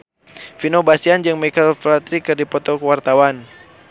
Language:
Sundanese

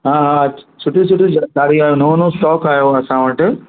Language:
Sindhi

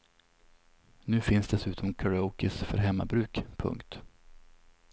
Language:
Swedish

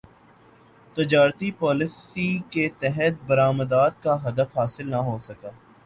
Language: Urdu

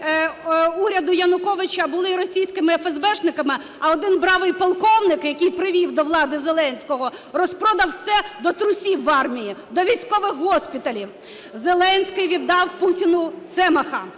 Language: Ukrainian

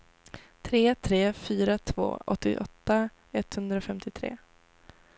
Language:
Swedish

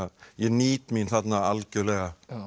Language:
Icelandic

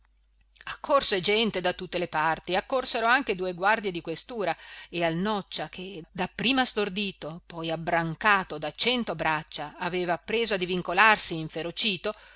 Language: Italian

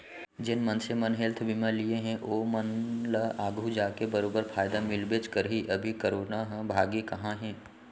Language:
Chhattisgarhi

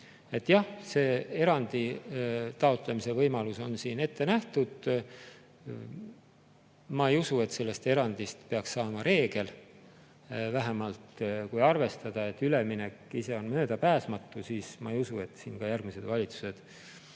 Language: Estonian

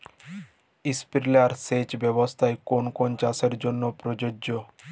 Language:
Bangla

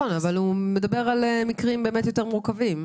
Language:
Hebrew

